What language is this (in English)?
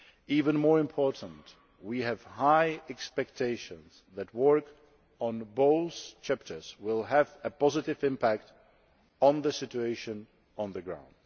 English